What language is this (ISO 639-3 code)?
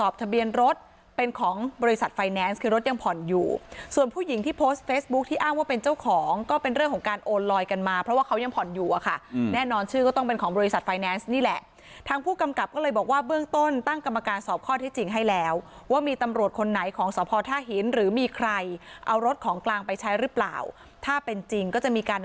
tha